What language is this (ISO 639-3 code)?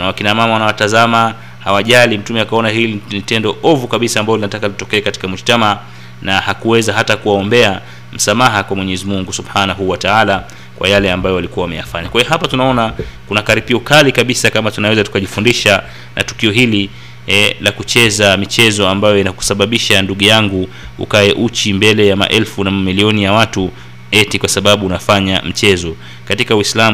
swa